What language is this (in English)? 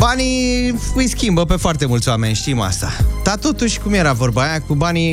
Romanian